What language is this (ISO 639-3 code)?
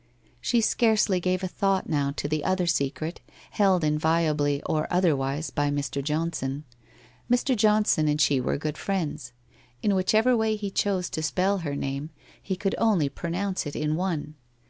eng